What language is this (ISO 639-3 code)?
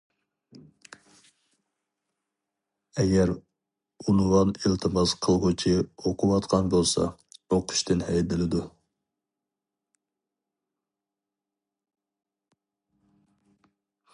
uig